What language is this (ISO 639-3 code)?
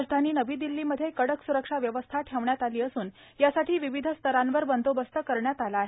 mar